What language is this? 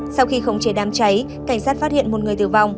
Vietnamese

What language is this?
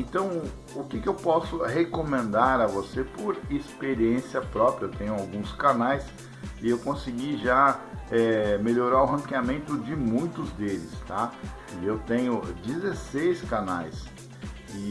Portuguese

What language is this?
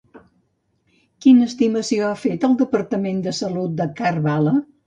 Catalan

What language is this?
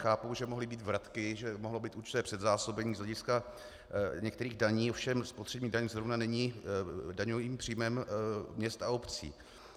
Czech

